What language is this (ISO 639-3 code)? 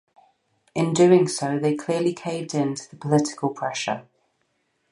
eng